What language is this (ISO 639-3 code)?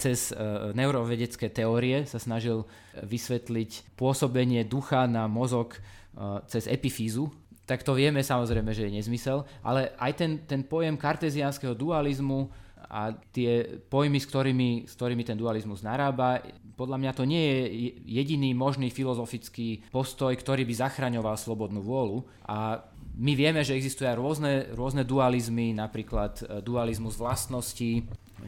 slk